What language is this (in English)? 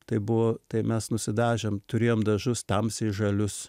Lithuanian